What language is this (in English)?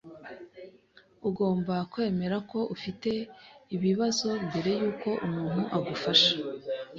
Kinyarwanda